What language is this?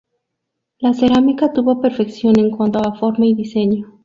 Spanish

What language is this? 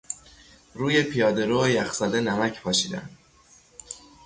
Persian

